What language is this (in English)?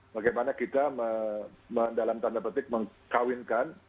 Indonesian